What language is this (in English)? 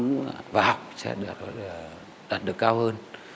Vietnamese